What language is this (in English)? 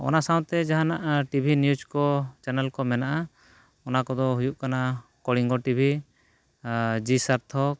Santali